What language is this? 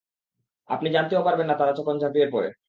Bangla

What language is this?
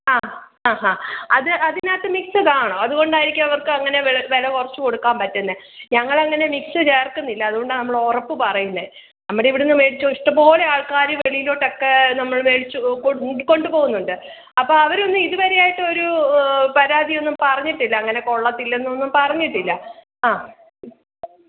Malayalam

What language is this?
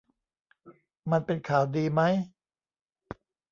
Thai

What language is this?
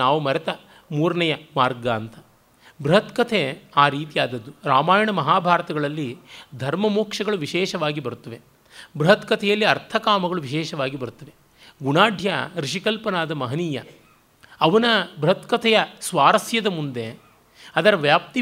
Kannada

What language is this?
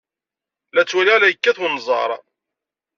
Kabyle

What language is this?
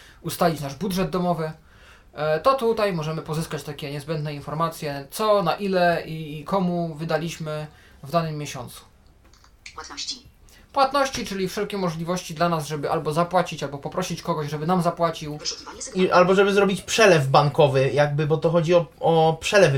Polish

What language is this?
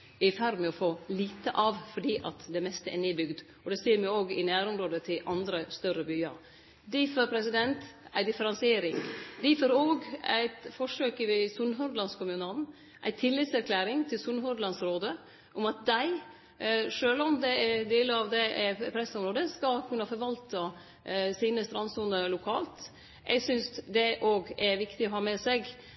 Norwegian Nynorsk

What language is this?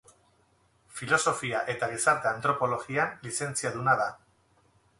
Basque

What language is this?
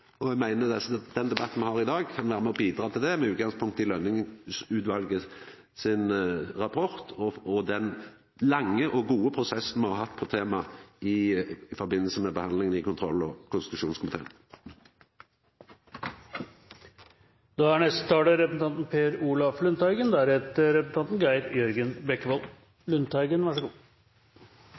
Norwegian Nynorsk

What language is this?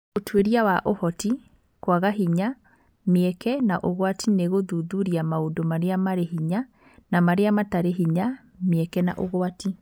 Kikuyu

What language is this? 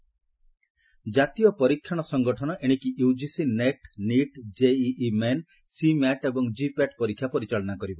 Odia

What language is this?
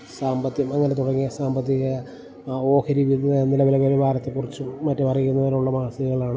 Malayalam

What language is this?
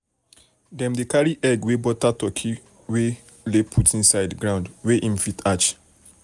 Nigerian Pidgin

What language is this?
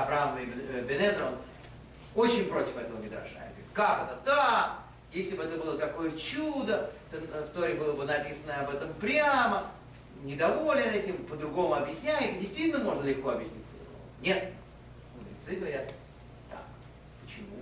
Russian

